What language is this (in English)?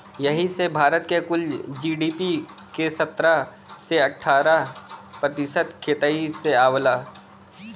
Bhojpuri